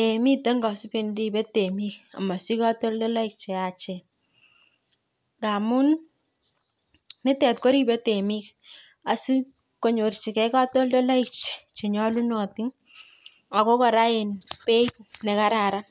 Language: Kalenjin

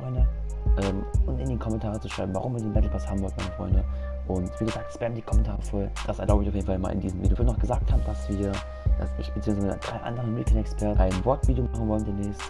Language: German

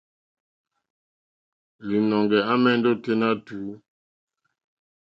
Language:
Mokpwe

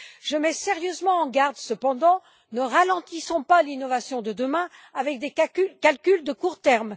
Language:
French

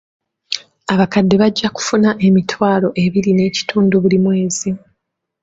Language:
Ganda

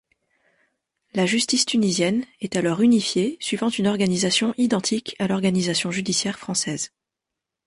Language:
French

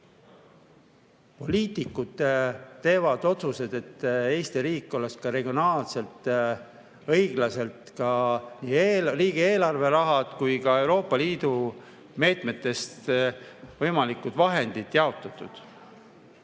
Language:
Estonian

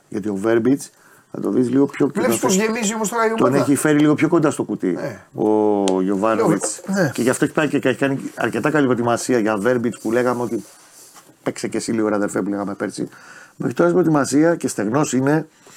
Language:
Greek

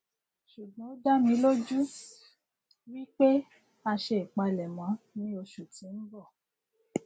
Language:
Yoruba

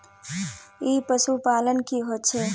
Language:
Magahi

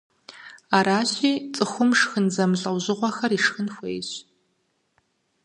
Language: Kabardian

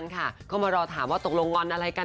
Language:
Thai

